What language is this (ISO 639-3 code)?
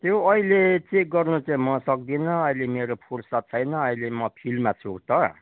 nep